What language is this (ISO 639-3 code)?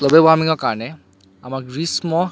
asm